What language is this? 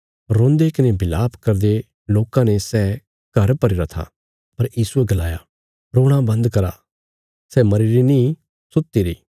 Bilaspuri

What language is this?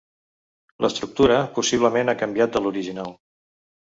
Catalan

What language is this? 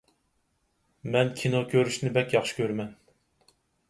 Uyghur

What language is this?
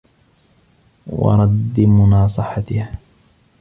Arabic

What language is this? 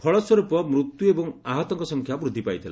Odia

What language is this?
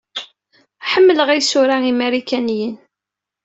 Kabyle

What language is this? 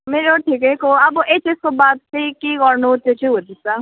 Nepali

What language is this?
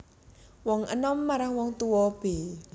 Javanese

